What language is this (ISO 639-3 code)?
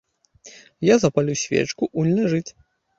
bel